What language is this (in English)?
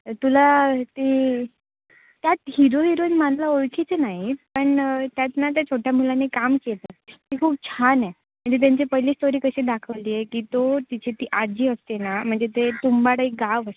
Marathi